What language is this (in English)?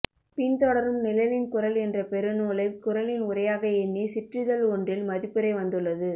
Tamil